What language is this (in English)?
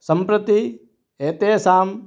Sanskrit